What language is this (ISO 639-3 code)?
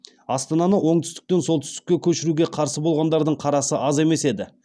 kaz